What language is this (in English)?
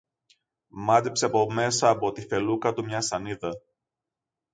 Greek